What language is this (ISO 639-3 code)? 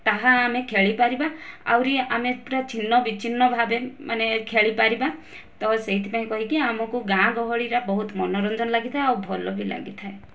ori